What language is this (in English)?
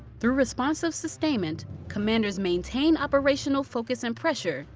English